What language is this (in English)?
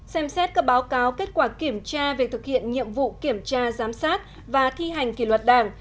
Vietnamese